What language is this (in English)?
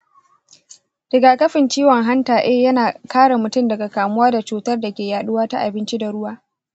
Hausa